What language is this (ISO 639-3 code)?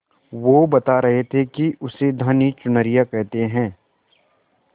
hin